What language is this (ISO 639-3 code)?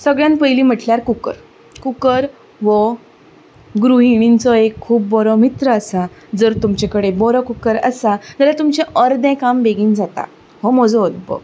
kok